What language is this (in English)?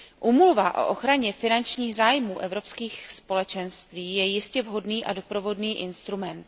Czech